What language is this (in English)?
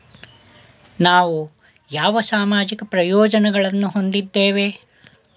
Kannada